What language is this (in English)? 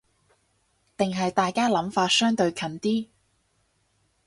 Cantonese